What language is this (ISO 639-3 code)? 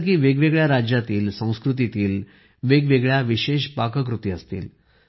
mar